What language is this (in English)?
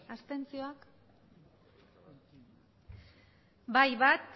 Basque